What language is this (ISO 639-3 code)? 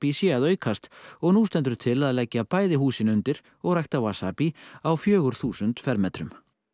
isl